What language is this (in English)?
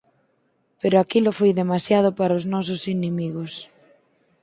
Galician